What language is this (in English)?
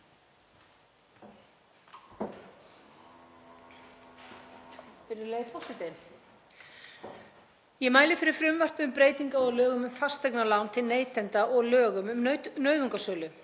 Icelandic